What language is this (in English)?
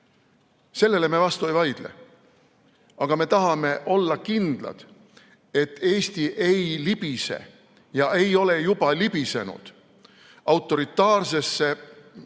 Estonian